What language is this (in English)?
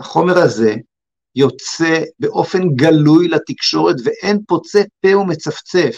Hebrew